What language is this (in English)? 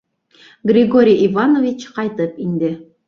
Bashkir